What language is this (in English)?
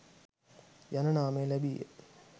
Sinhala